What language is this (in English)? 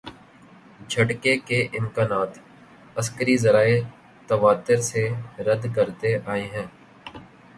Urdu